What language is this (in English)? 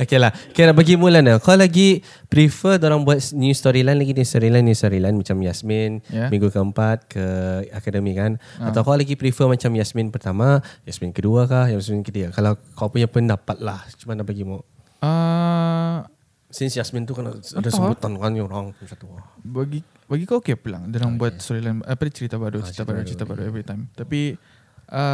Malay